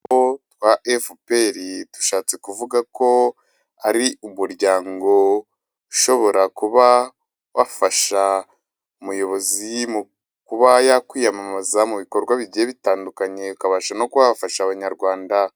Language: Kinyarwanda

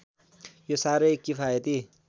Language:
Nepali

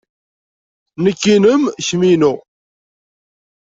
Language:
Kabyle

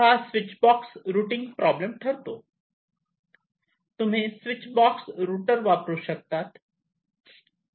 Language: Marathi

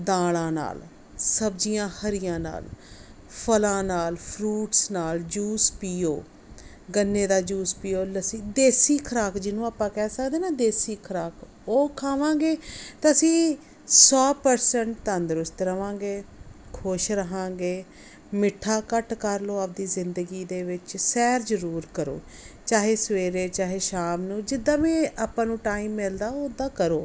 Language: Punjabi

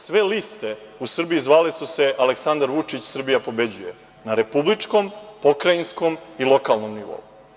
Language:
Serbian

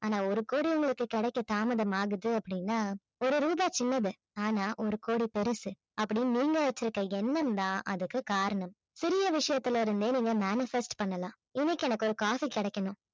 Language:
Tamil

